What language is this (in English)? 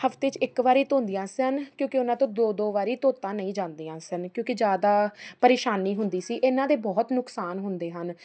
Punjabi